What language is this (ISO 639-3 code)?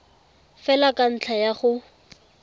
tsn